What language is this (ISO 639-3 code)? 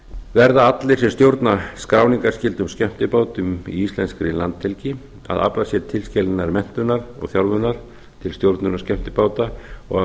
isl